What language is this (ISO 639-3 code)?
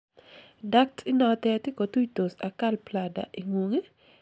kln